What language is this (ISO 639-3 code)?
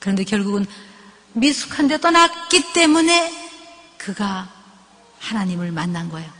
kor